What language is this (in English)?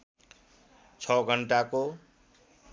Nepali